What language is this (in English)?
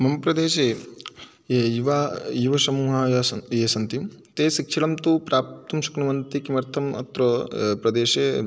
Sanskrit